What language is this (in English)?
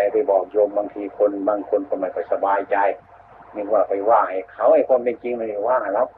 Thai